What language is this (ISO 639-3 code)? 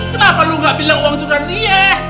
ind